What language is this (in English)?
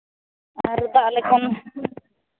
Santali